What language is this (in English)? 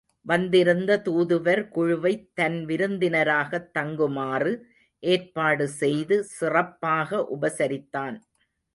Tamil